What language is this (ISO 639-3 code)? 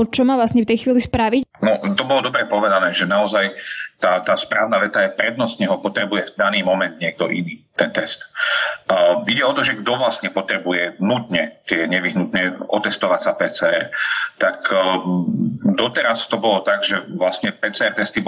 slk